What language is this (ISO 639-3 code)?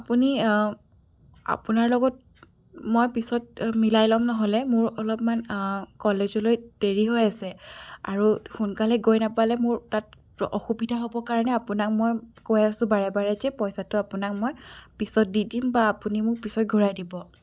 asm